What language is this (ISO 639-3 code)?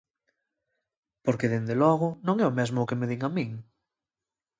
glg